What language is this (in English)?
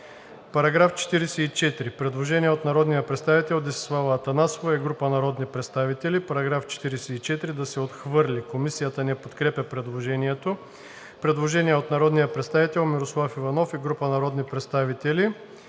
Bulgarian